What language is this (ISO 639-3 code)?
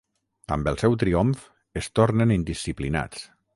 cat